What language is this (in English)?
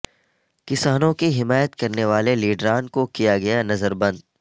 Urdu